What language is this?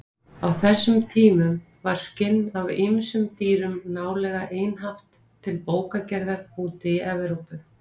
Icelandic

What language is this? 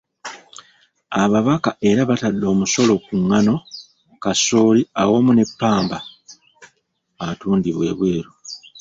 Ganda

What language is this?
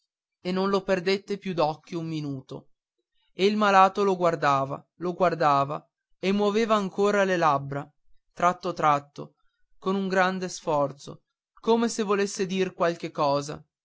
Italian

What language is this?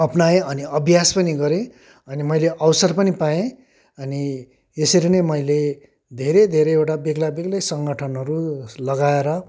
Nepali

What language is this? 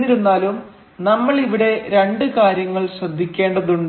Malayalam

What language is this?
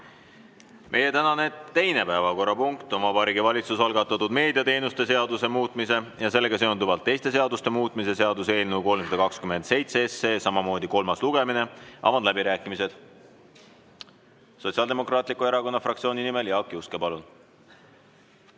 Estonian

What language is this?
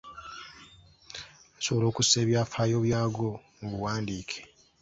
Ganda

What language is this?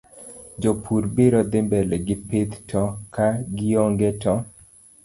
Luo (Kenya and Tanzania)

